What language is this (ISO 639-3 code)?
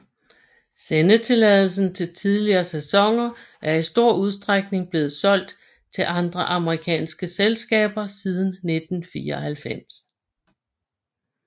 dan